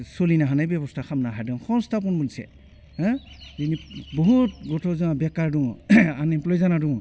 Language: Bodo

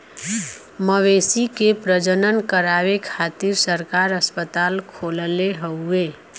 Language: Bhojpuri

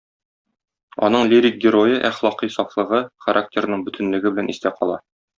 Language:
Tatar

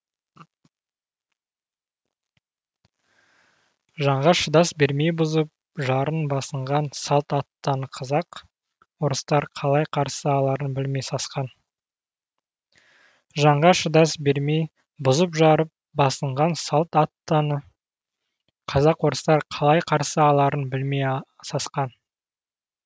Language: Kazakh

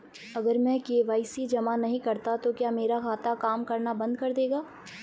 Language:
Hindi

